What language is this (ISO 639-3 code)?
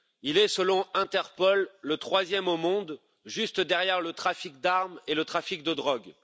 fra